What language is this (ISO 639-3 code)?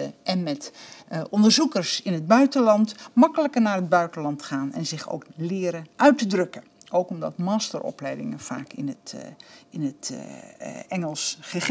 nld